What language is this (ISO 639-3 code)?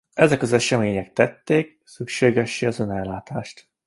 hun